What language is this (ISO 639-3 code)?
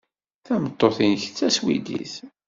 kab